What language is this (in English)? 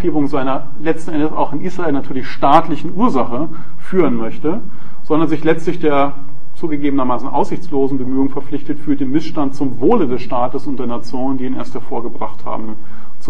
German